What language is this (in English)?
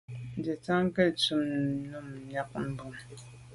Medumba